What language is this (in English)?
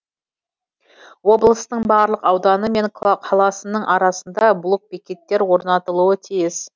Kazakh